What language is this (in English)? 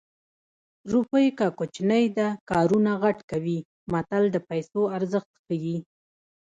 Pashto